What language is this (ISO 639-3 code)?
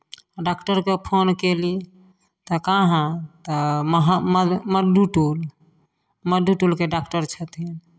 mai